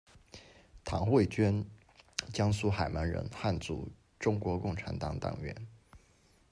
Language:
Chinese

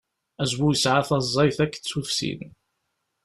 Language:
Kabyle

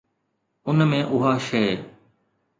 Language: Sindhi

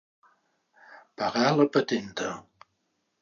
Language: Catalan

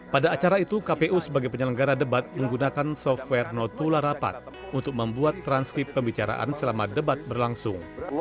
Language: Indonesian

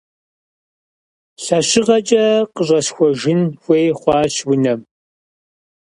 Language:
Kabardian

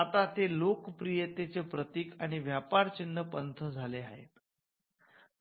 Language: Marathi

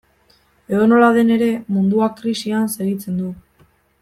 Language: Basque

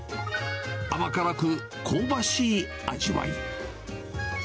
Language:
Japanese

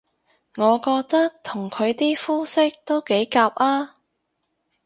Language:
Cantonese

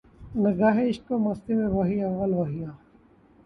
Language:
Urdu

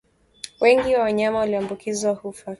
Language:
Swahili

